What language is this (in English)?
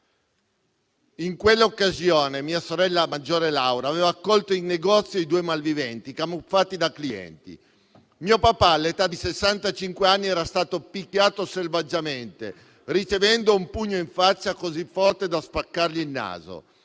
Italian